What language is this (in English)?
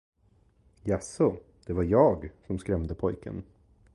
Swedish